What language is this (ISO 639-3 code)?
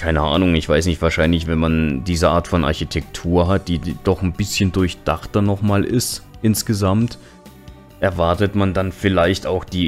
deu